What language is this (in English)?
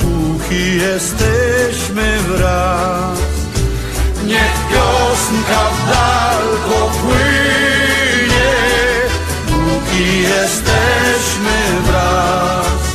Polish